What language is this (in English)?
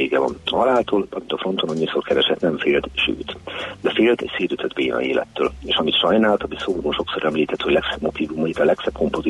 Hungarian